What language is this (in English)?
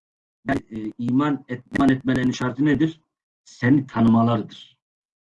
Turkish